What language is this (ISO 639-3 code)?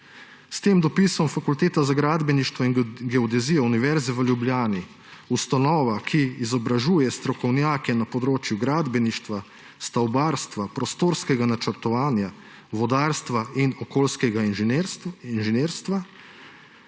slv